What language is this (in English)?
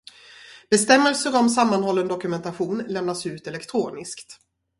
Swedish